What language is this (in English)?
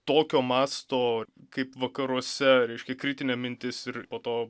Lithuanian